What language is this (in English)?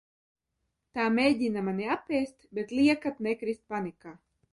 Latvian